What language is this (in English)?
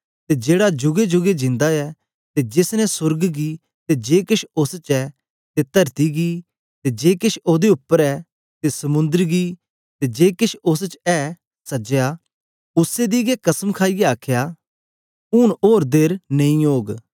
Dogri